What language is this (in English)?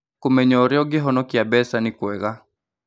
Kikuyu